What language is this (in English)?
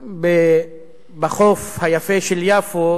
Hebrew